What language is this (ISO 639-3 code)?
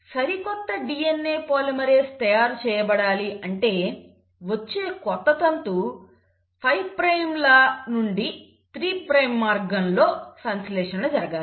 tel